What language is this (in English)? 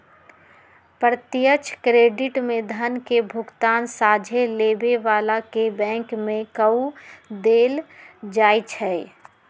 Magahi